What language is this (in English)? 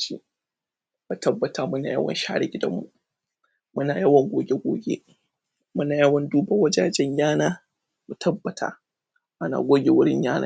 Hausa